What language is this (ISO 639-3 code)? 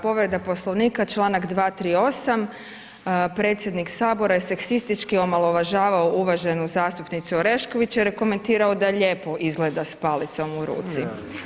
hrv